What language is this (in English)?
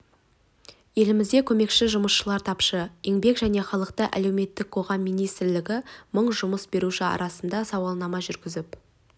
Kazakh